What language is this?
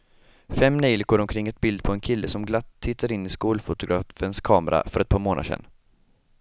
Swedish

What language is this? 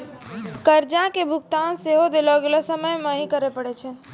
Maithili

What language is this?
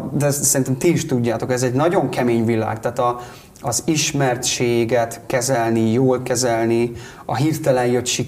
Hungarian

